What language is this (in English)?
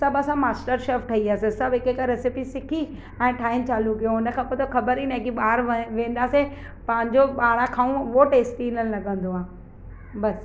Sindhi